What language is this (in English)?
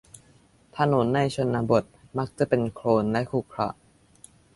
Thai